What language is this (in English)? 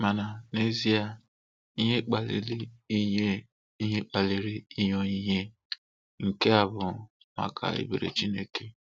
Igbo